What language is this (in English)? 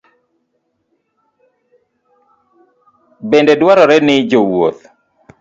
Luo (Kenya and Tanzania)